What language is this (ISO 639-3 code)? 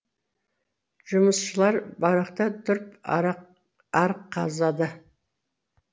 kaz